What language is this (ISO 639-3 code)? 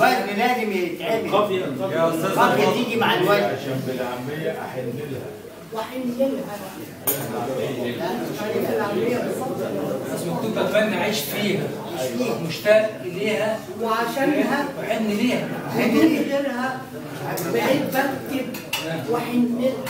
ara